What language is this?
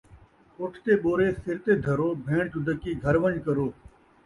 Saraiki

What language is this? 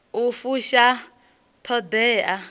Venda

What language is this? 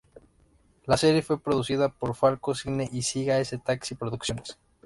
Spanish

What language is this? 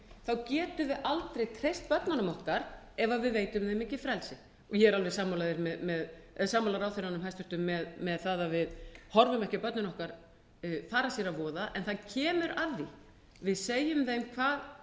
Icelandic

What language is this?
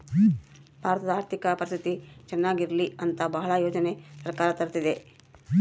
Kannada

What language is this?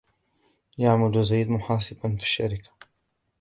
Arabic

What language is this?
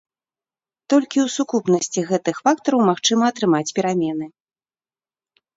Belarusian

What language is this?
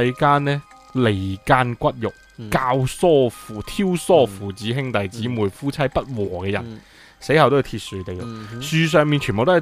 Chinese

